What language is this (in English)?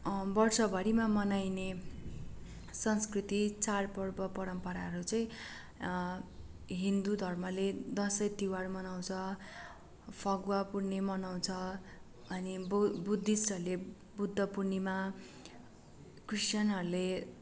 Nepali